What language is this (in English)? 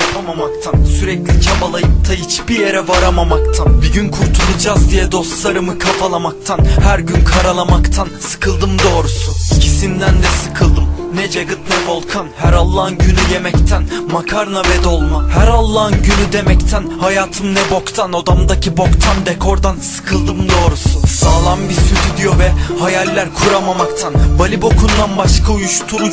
Turkish